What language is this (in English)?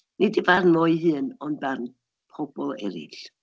Welsh